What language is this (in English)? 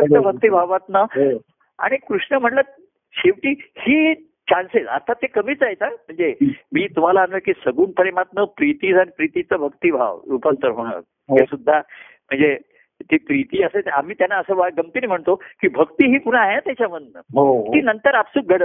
Marathi